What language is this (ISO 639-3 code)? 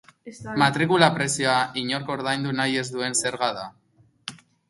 eus